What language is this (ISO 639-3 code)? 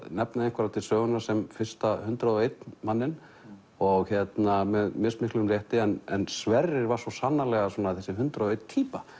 isl